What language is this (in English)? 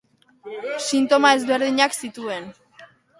Basque